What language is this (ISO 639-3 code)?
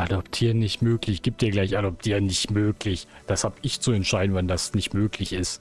deu